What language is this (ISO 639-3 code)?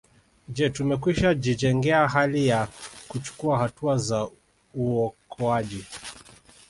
swa